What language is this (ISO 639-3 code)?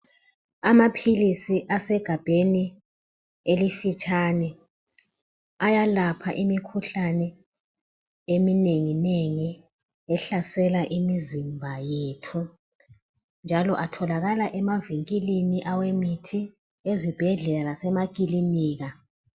nde